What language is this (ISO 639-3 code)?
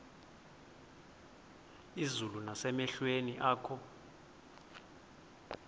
xho